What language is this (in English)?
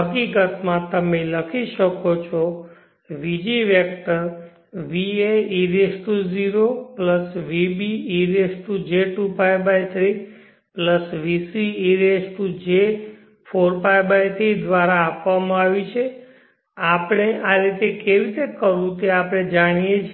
Gujarati